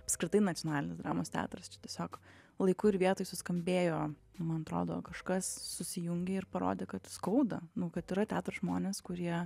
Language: Lithuanian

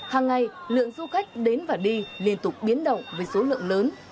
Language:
Vietnamese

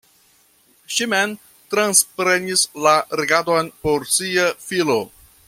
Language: Esperanto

